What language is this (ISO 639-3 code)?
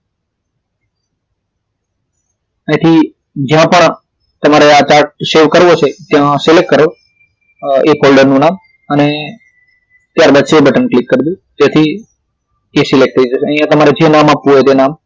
guj